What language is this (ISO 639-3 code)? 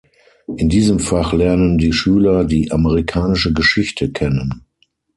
deu